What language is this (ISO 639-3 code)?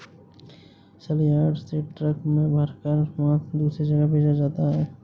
hin